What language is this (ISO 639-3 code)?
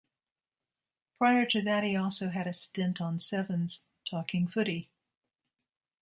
eng